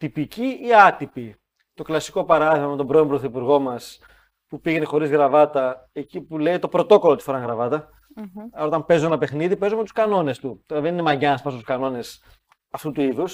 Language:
Greek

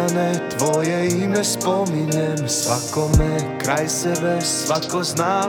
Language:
Croatian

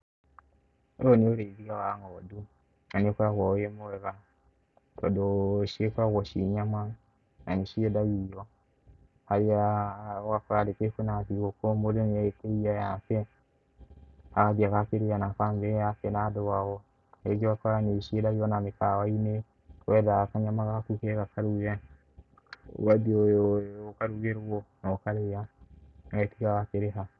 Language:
Kikuyu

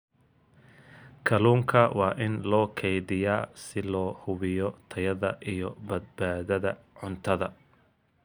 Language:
Somali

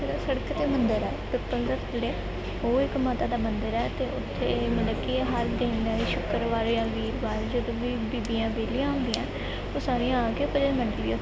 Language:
Punjabi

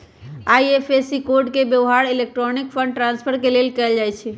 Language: Magahi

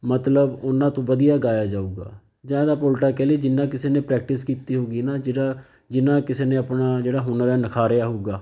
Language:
Punjabi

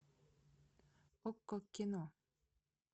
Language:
Russian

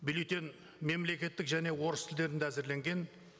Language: Kazakh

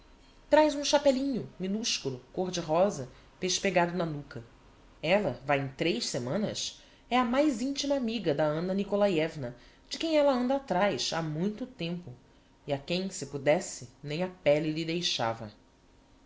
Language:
Portuguese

